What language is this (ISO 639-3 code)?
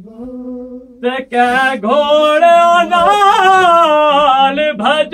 urd